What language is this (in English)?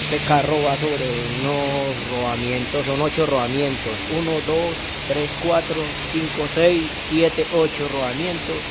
Spanish